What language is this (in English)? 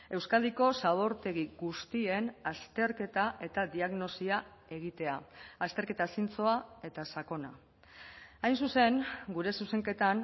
Basque